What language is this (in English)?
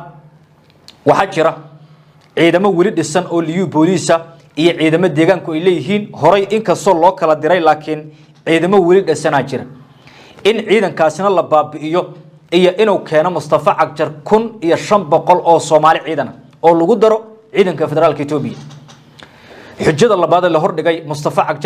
Arabic